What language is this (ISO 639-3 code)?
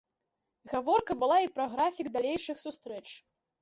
bel